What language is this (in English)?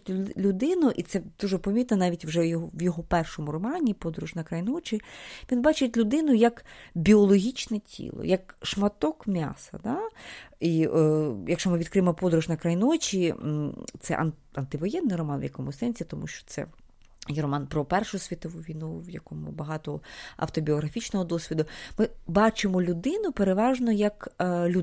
Ukrainian